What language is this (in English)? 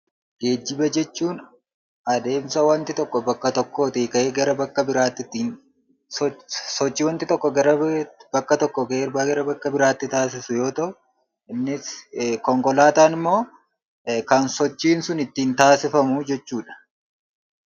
Oromo